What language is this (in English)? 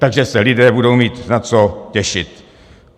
Czech